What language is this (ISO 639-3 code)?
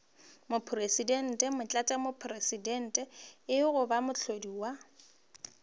nso